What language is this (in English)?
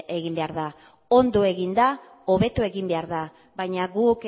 Basque